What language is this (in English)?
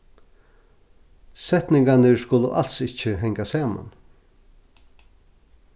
Faroese